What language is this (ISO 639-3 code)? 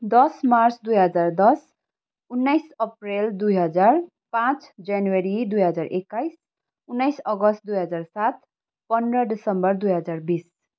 nep